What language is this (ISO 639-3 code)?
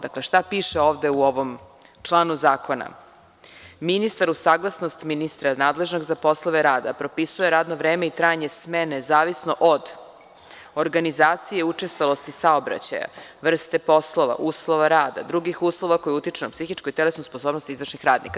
srp